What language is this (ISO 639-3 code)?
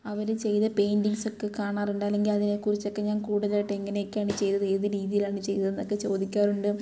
mal